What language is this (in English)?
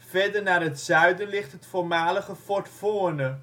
Dutch